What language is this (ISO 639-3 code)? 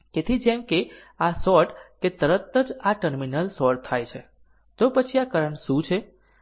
guj